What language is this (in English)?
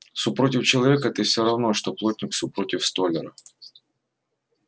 Russian